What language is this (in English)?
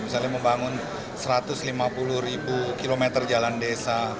Indonesian